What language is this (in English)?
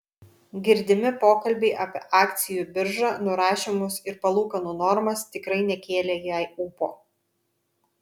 Lithuanian